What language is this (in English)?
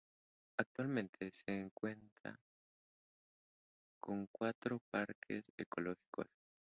Spanish